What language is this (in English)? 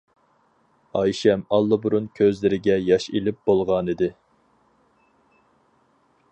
Uyghur